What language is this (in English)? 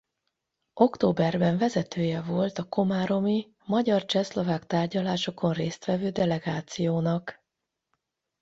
Hungarian